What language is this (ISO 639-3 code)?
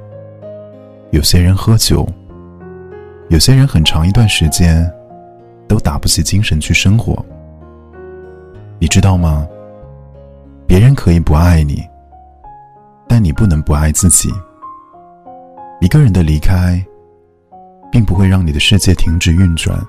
zho